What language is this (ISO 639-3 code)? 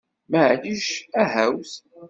kab